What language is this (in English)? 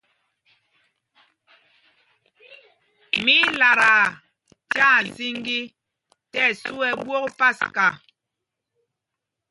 Mpumpong